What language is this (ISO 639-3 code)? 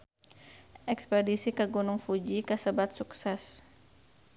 sun